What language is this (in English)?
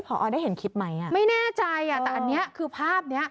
Thai